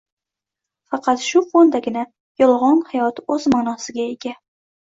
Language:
Uzbek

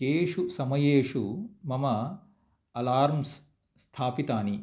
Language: Sanskrit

